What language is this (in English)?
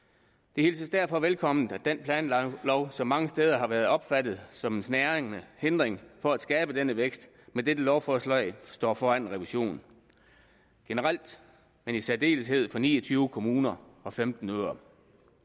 Danish